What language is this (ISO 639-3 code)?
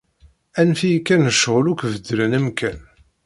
kab